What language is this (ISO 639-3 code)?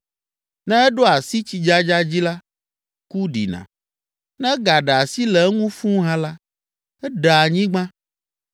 ewe